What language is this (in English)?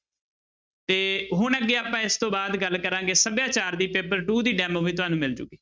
Punjabi